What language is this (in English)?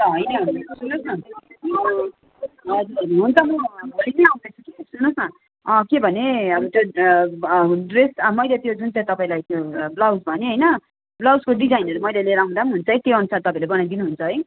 Nepali